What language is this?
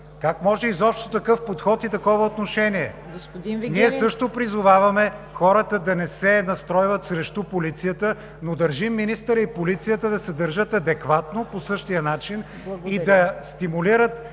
Bulgarian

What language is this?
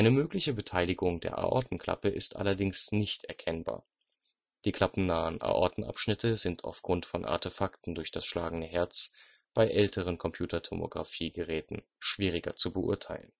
German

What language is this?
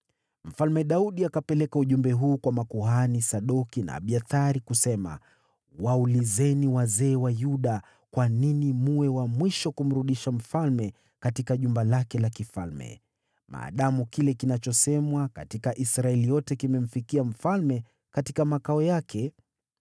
Swahili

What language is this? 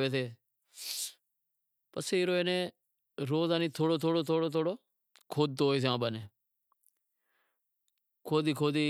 Wadiyara Koli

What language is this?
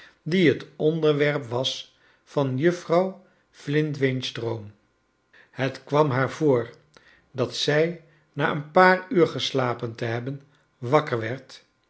Dutch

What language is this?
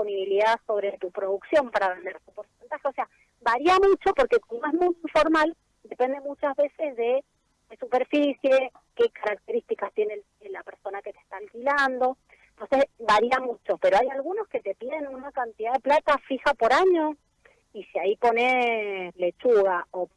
Spanish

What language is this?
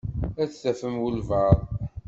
Kabyle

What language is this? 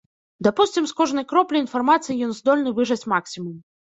Belarusian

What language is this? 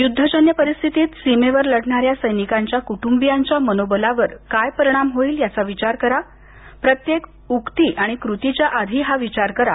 Marathi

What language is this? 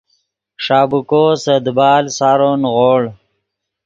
Yidgha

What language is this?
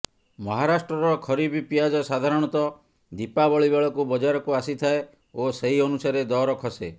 Odia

